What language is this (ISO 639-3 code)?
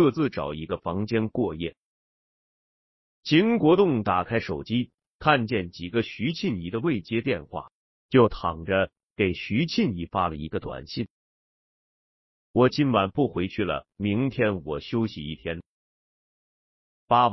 zho